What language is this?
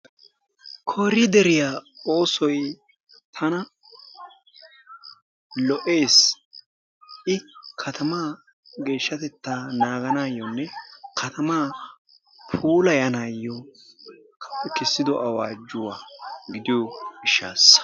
Wolaytta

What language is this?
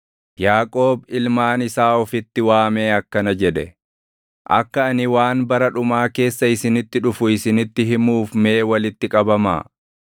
Oromo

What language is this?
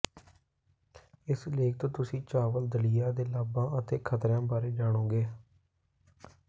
Punjabi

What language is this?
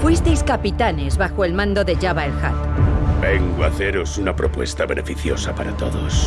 Spanish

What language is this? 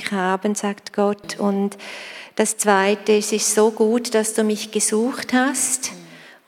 German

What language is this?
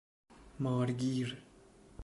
Persian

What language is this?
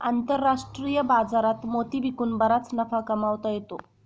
Marathi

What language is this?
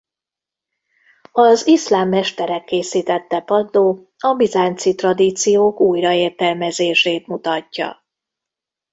Hungarian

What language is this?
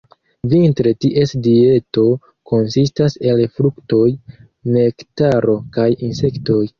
Esperanto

